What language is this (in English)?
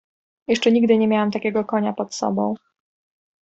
Polish